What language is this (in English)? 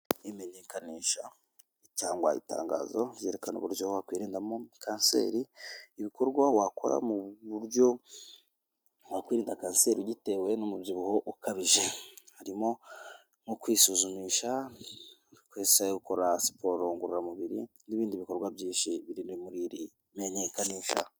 Kinyarwanda